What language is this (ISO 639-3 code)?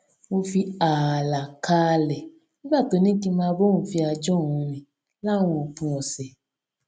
yor